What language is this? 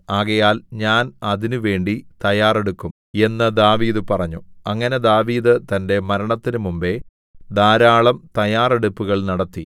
Malayalam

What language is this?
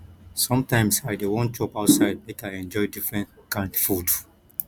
Nigerian Pidgin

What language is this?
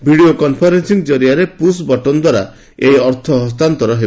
Odia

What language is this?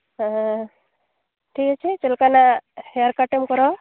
Santali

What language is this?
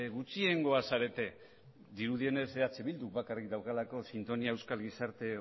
Basque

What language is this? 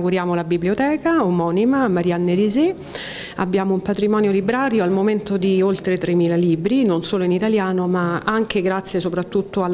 Italian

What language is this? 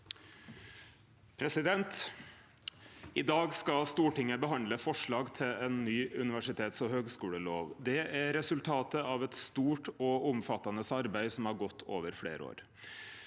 Norwegian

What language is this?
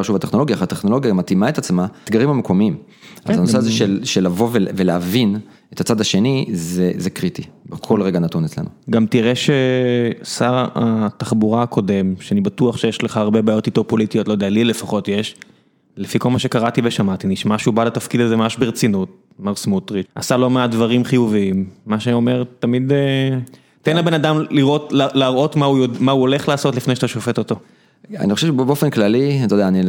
Hebrew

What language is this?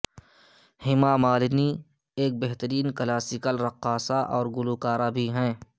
Urdu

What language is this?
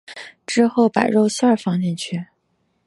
Chinese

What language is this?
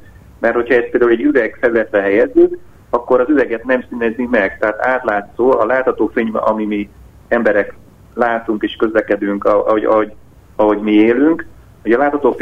Hungarian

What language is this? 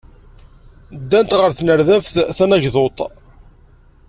Kabyle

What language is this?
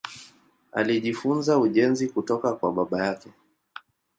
Swahili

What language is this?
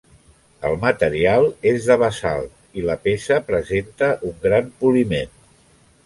Catalan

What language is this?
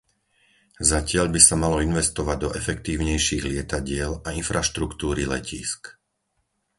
Slovak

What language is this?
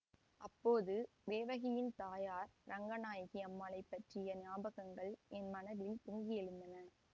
Tamil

